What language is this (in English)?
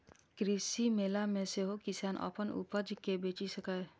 Maithili